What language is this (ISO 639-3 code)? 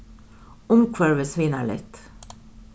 fao